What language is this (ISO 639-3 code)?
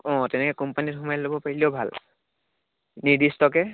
asm